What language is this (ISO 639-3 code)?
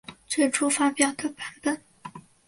zho